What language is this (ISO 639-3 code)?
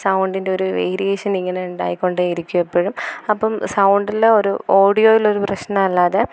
mal